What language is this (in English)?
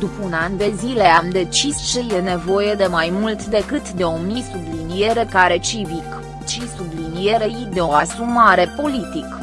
Romanian